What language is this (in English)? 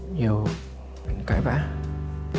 Vietnamese